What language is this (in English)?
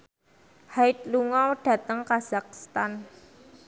Javanese